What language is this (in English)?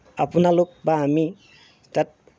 Assamese